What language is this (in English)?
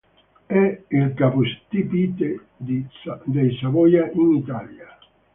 Italian